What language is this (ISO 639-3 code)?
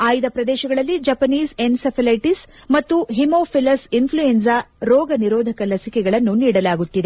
kan